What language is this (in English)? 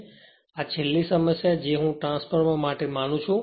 Gujarati